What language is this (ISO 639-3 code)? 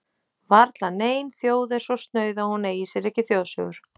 isl